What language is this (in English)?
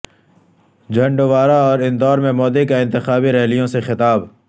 Urdu